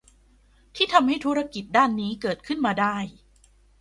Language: Thai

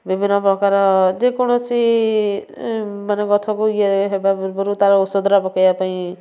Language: Odia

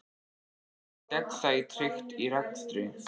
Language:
Icelandic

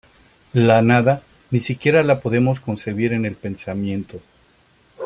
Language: Spanish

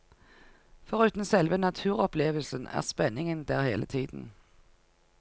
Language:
Norwegian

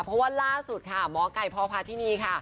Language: Thai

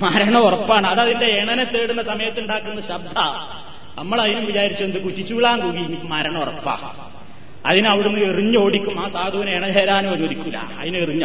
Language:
Malayalam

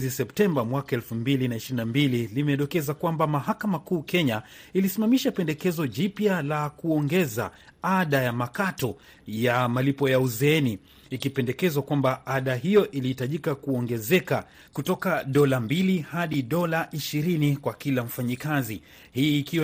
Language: Swahili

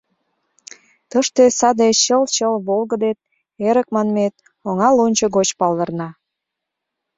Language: Mari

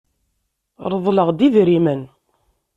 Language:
Kabyle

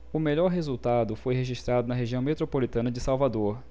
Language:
Portuguese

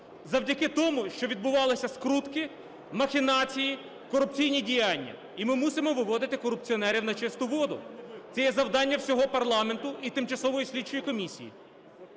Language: Ukrainian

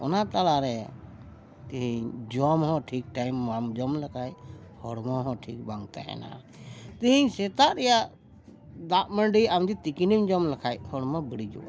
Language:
Santali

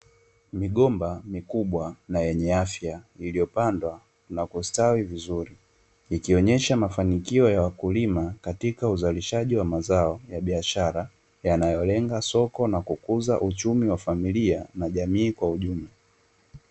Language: Swahili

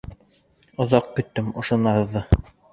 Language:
Bashkir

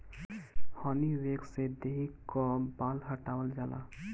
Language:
Bhojpuri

